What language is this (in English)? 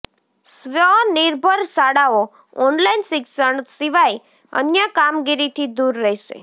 Gujarati